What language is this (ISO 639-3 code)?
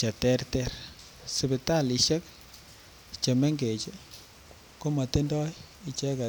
kln